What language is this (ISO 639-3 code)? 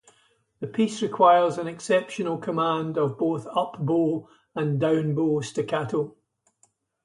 eng